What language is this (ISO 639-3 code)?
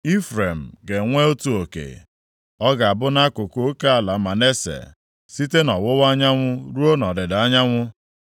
ibo